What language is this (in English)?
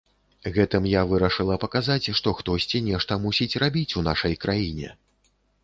Belarusian